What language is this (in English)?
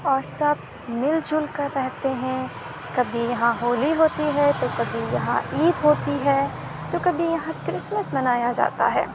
Urdu